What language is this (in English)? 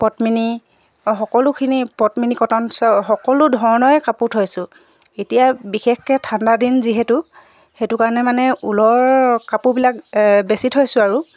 Assamese